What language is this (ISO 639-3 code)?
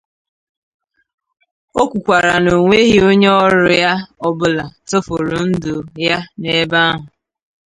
ibo